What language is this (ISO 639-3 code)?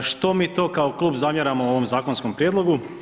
hrv